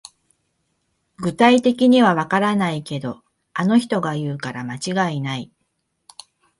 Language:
Japanese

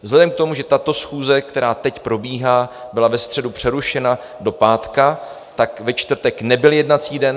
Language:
Czech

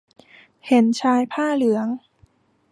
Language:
Thai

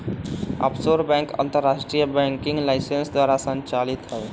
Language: Magahi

